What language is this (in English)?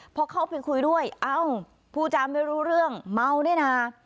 Thai